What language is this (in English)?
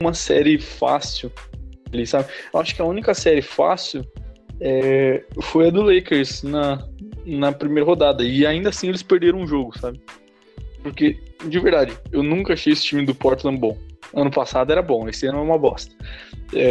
Portuguese